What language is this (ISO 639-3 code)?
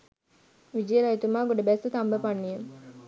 sin